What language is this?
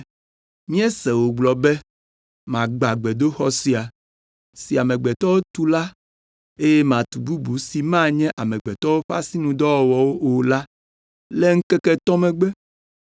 Ewe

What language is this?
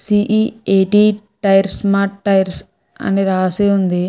Telugu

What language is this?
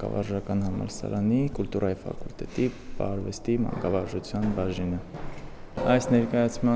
Romanian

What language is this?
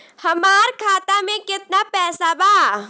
Bhojpuri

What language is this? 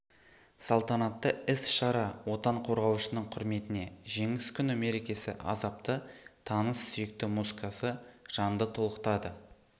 Kazakh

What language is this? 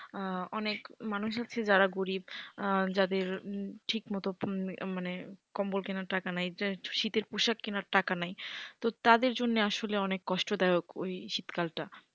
Bangla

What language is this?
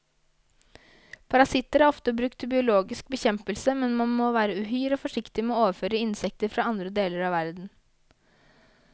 Norwegian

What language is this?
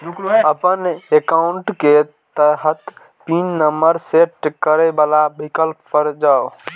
Maithili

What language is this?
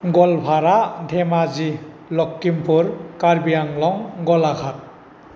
Bodo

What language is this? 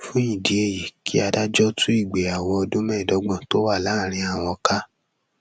Yoruba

